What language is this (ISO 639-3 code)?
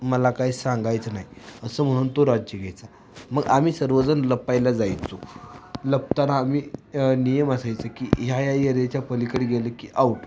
mar